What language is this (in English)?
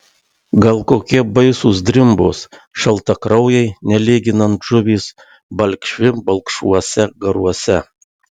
Lithuanian